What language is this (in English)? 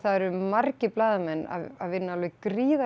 Icelandic